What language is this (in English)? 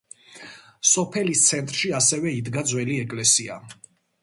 Georgian